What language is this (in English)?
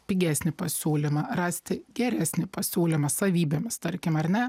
Lithuanian